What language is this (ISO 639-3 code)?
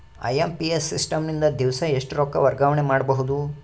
kan